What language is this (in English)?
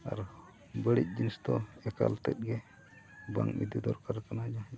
Santali